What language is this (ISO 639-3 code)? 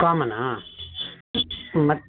kan